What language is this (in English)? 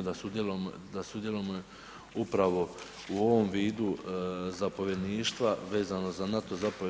Croatian